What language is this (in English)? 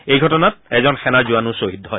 Assamese